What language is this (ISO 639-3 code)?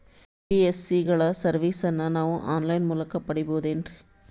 kan